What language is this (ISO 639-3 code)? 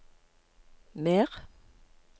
nor